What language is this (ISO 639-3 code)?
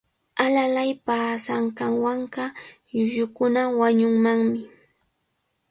qvl